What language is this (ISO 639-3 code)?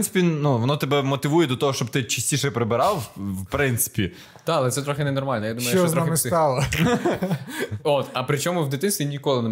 ukr